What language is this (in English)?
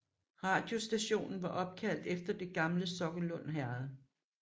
Danish